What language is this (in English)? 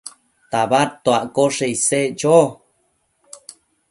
Matsés